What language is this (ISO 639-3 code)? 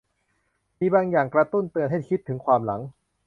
tha